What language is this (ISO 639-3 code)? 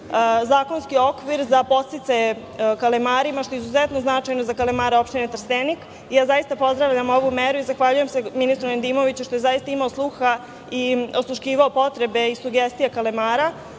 srp